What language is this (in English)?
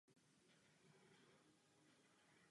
Czech